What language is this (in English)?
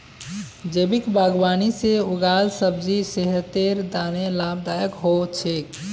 Magahi